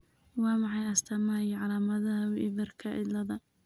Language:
Somali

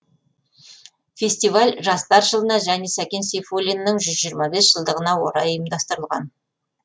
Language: Kazakh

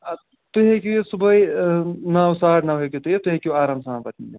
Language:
Kashmiri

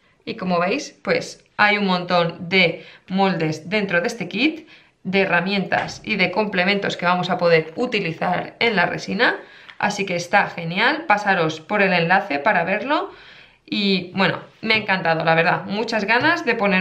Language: Spanish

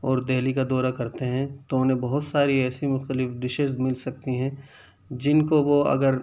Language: Urdu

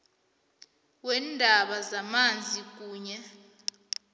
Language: South Ndebele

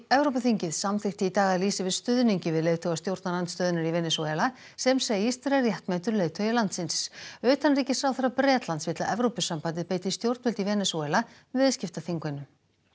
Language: Icelandic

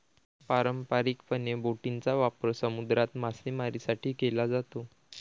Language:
Marathi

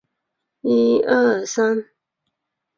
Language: Chinese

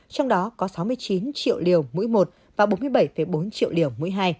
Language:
Vietnamese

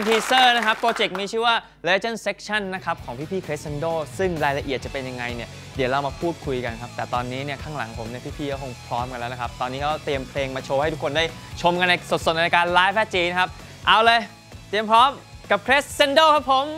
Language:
Thai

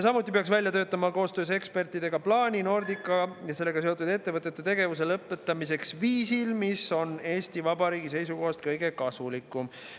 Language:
Estonian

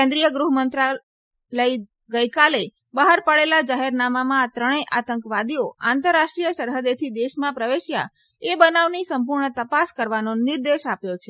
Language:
Gujarati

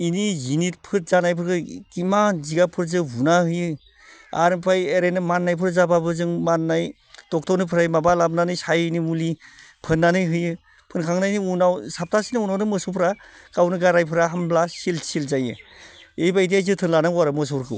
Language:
Bodo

